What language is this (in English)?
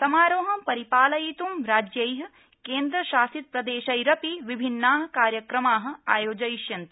Sanskrit